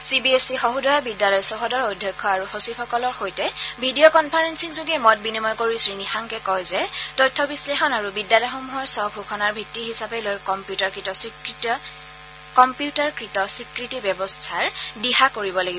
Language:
Assamese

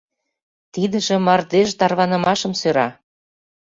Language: Mari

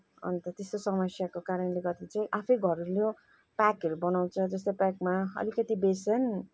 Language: Nepali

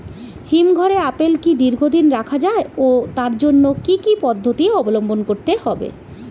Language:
Bangla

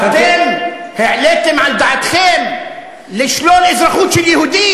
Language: Hebrew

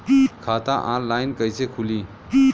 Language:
Bhojpuri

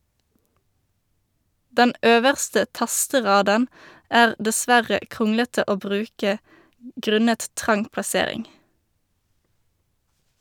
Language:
Norwegian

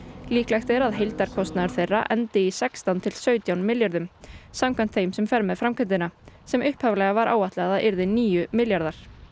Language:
Icelandic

